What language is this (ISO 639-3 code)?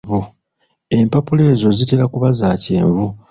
lug